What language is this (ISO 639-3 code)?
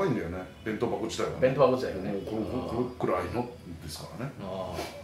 jpn